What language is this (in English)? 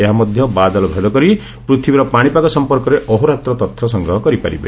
Odia